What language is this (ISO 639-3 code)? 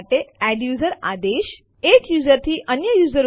guj